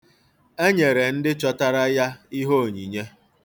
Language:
Igbo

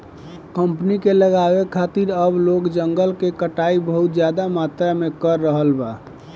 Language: Bhojpuri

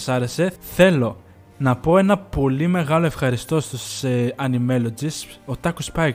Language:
Greek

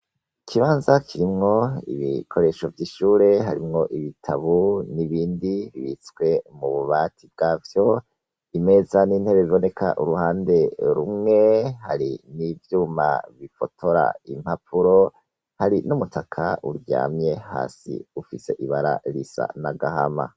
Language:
Rundi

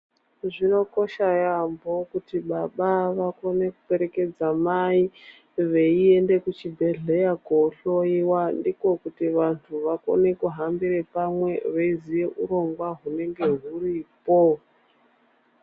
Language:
Ndau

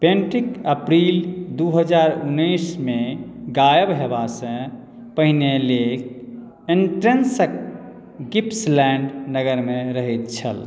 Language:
Maithili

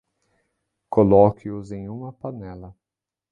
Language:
Portuguese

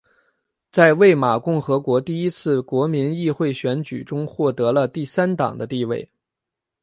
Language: Chinese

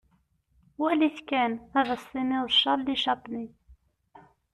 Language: Kabyle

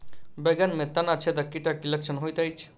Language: Maithili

